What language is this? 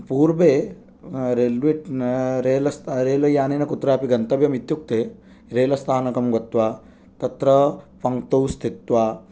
Sanskrit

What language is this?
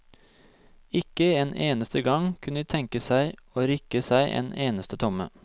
Norwegian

